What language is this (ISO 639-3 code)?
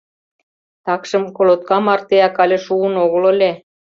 chm